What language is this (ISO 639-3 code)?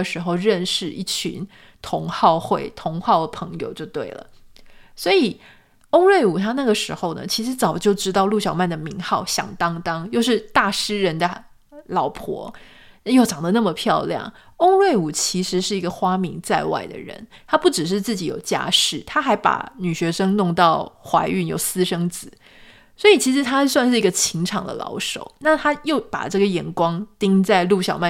zho